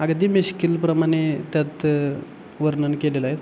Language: Marathi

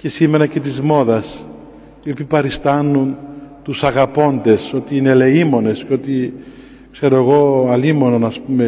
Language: Greek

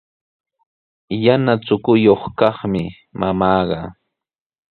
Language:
Sihuas Ancash Quechua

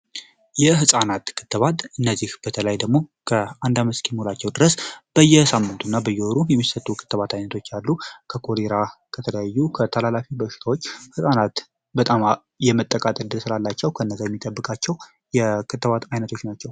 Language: Amharic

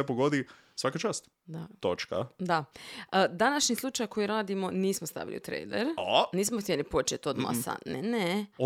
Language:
Croatian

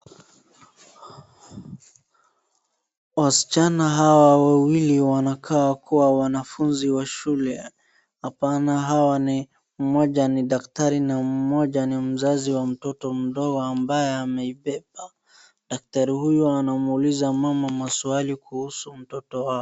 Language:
Swahili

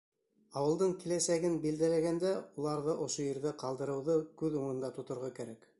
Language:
Bashkir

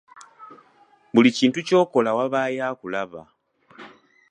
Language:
Ganda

